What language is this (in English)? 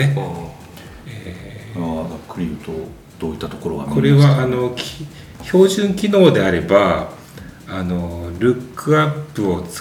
Japanese